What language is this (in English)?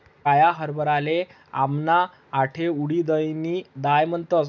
Marathi